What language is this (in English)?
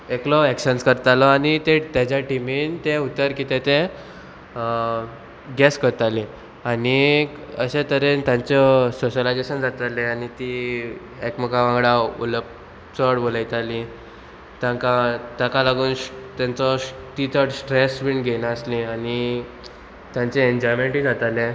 Konkani